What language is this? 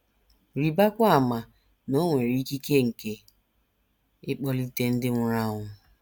Igbo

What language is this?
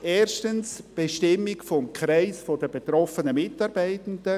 Swiss German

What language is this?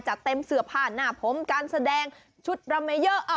Thai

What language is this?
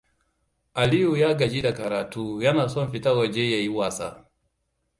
Hausa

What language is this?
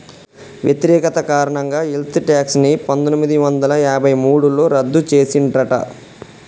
Telugu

